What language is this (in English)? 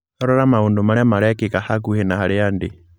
Kikuyu